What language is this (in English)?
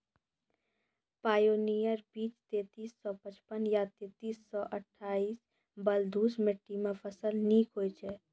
Maithili